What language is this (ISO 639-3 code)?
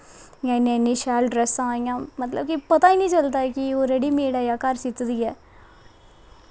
doi